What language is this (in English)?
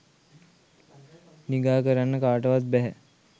Sinhala